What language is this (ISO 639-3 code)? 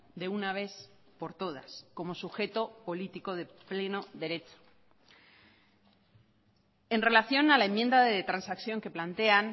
spa